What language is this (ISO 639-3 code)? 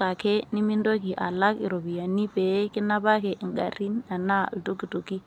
mas